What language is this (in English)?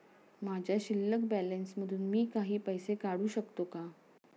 Marathi